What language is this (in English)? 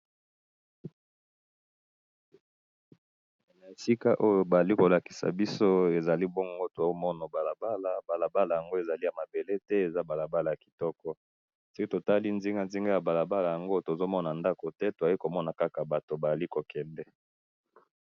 Lingala